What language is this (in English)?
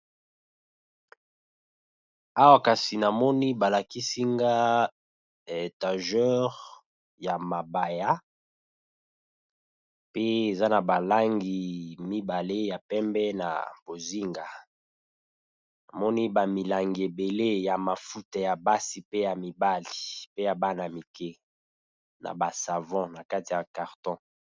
Lingala